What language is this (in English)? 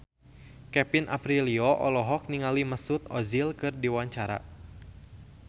Sundanese